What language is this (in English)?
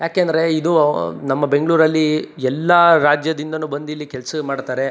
Kannada